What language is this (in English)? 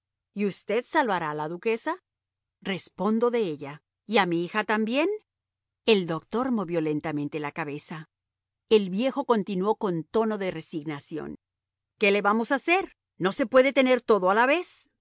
Spanish